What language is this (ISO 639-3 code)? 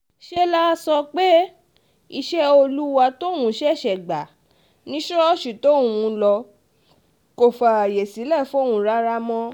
yor